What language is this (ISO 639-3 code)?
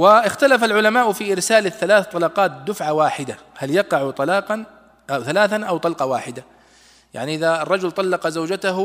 ara